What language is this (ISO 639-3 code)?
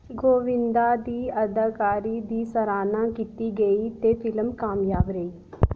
doi